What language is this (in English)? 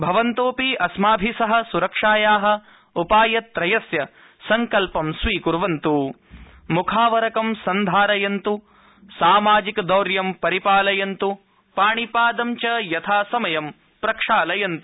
Sanskrit